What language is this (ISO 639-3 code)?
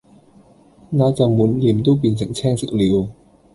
yue